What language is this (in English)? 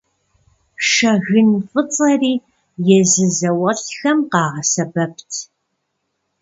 Kabardian